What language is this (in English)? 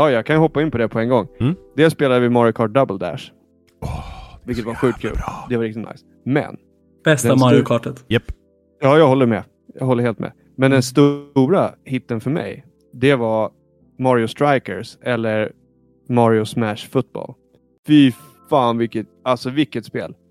Swedish